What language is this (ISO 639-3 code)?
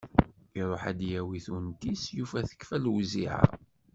kab